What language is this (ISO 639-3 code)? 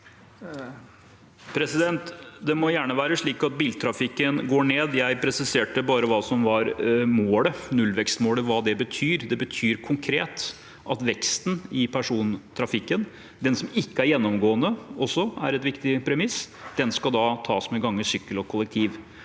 nor